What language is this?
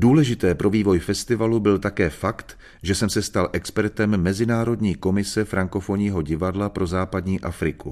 Czech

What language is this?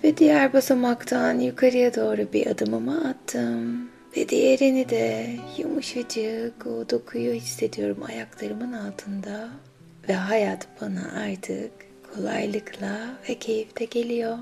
Turkish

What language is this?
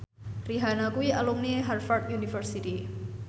Javanese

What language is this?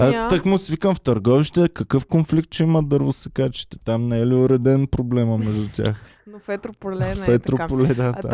Bulgarian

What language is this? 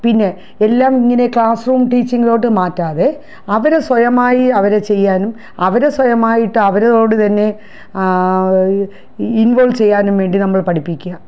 Malayalam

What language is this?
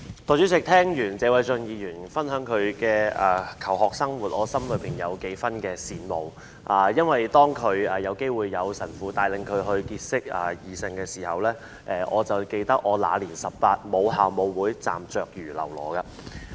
Cantonese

